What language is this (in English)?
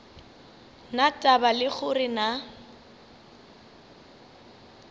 Northern Sotho